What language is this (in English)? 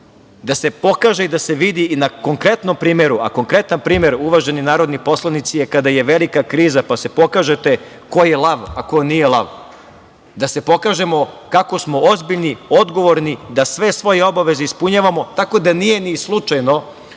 Serbian